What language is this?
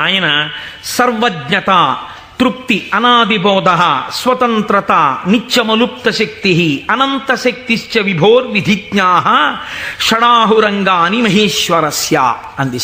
Korean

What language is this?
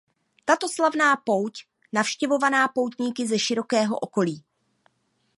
Czech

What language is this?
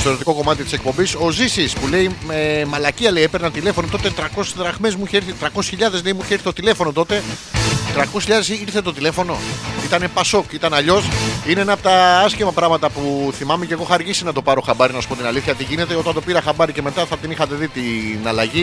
Greek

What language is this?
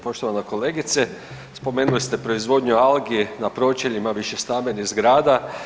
Croatian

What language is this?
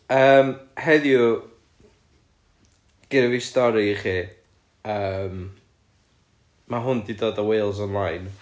Welsh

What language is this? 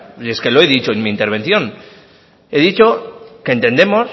Spanish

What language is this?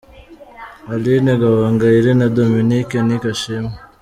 Kinyarwanda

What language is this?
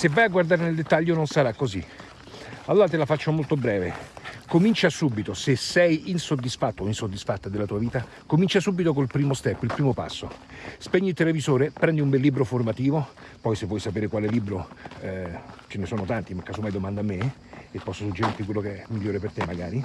Italian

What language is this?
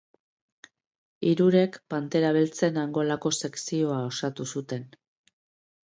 Basque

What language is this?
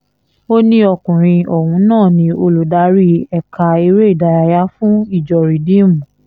Yoruba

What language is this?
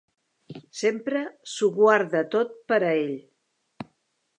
Catalan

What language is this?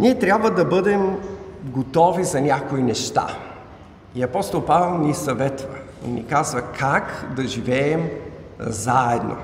Bulgarian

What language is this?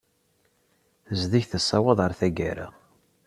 Kabyle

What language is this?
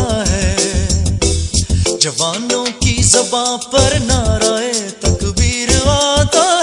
Basque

